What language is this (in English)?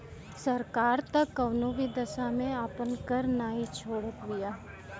Bhojpuri